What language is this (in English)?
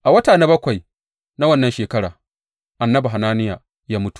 Hausa